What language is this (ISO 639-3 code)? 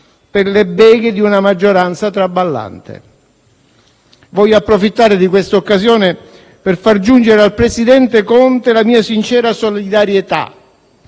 ita